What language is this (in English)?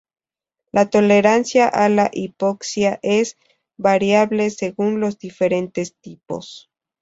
Spanish